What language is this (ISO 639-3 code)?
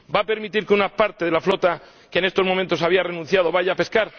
spa